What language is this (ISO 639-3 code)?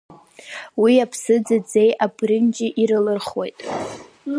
abk